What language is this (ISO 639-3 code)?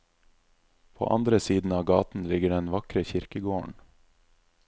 nor